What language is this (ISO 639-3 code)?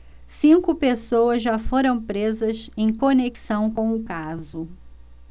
por